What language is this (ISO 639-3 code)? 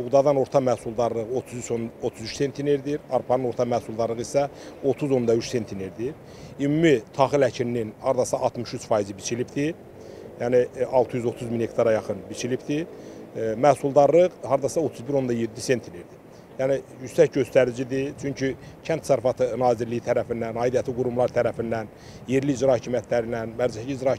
tur